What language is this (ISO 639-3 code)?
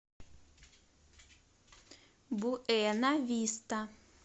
rus